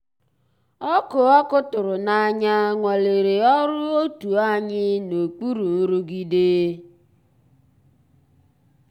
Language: Igbo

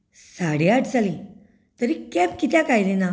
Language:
Konkani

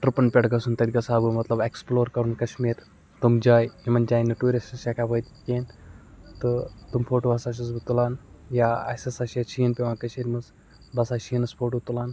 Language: Kashmiri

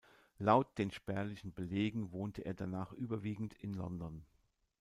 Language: German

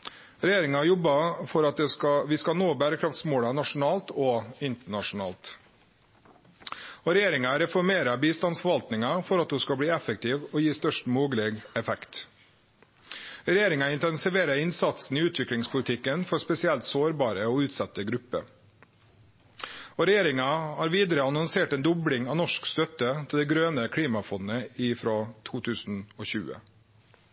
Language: Norwegian Nynorsk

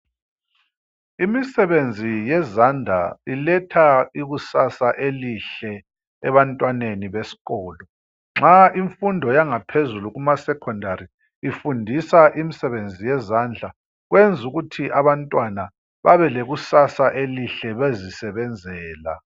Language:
North Ndebele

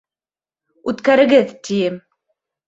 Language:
Bashkir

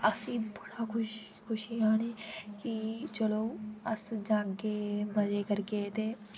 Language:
Dogri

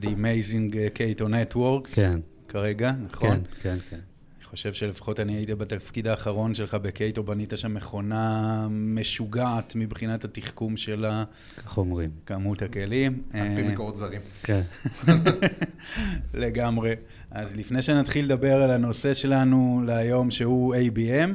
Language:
Hebrew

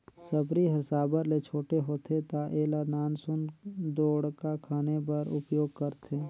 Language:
Chhattisgarhi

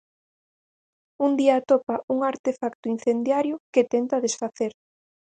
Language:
Galician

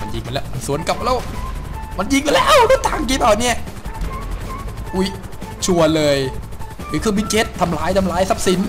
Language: Thai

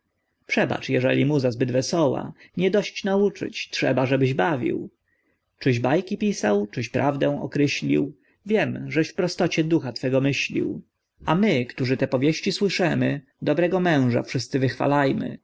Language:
Polish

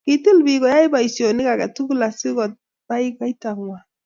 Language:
Kalenjin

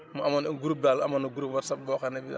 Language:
Wolof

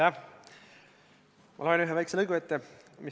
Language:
Estonian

